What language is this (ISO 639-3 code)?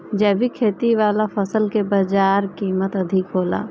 bho